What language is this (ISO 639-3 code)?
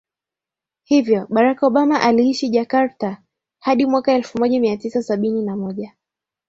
swa